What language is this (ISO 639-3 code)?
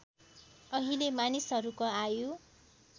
nep